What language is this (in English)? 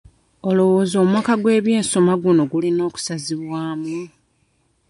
Ganda